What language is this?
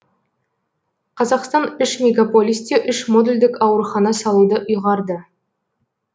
Kazakh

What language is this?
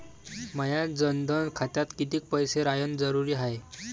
Marathi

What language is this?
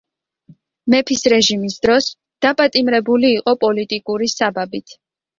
Georgian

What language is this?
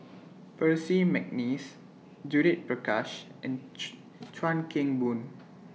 English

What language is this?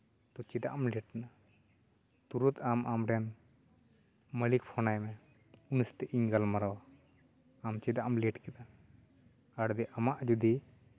Santali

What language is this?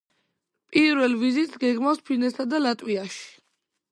Georgian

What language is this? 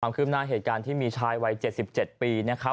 Thai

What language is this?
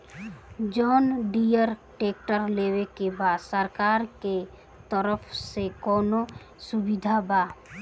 Bhojpuri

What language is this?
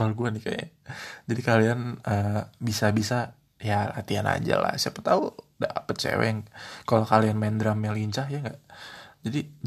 Indonesian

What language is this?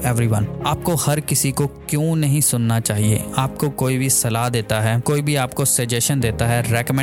Hindi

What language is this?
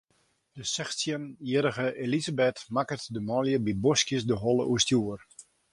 Western Frisian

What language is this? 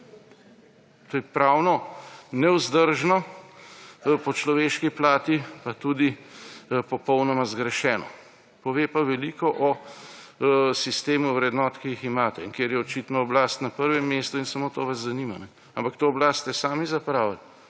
Slovenian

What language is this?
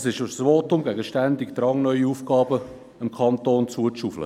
Swiss German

